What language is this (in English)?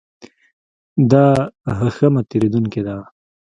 Pashto